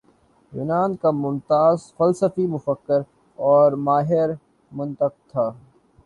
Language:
Urdu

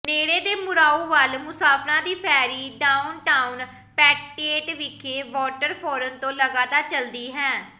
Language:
Punjabi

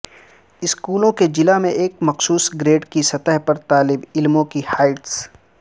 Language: Urdu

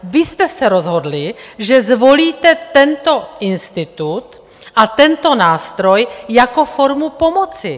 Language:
Czech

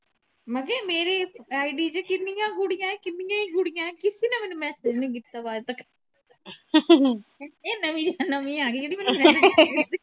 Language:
Punjabi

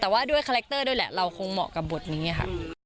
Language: Thai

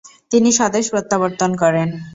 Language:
Bangla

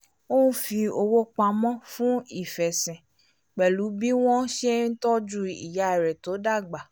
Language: Yoruba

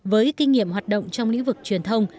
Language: Vietnamese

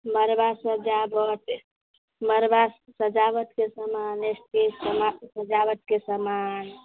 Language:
Maithili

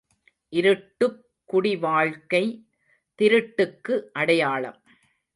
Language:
Tamil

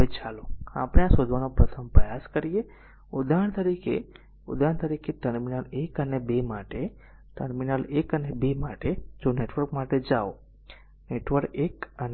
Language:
Gujarati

